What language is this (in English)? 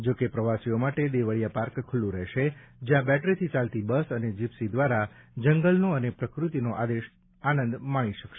Gujarati